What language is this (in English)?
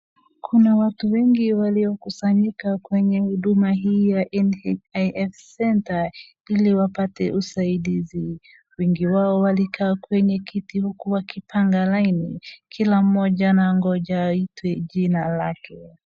Swahili